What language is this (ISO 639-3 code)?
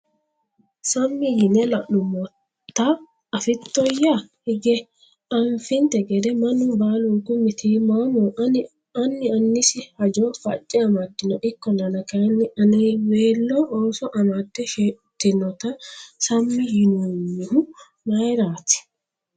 sid